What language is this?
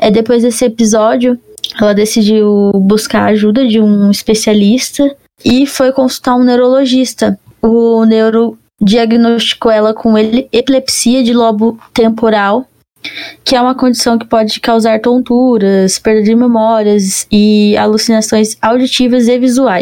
Portuguese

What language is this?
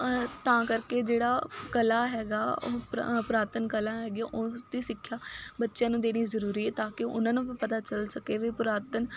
Punjabi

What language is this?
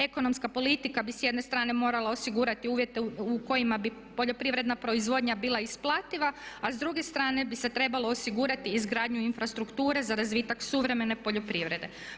Croatian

